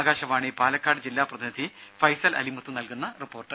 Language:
Malayalam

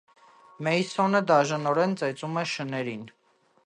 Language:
Armenian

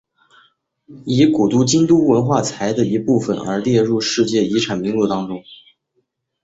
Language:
Chinese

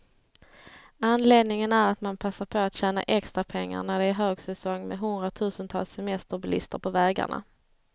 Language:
Swedish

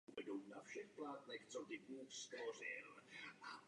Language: Czech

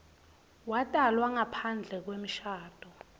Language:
Swati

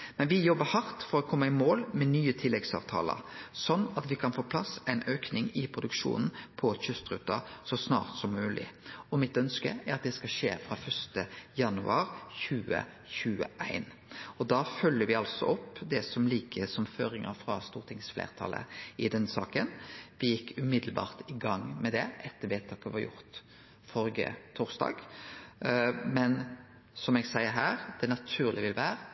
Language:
Norwegian Nynorsk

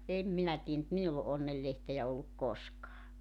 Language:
Finnish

